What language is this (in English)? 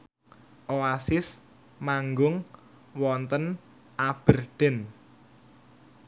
Javanese